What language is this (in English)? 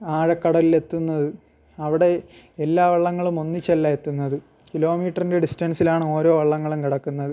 Malayalam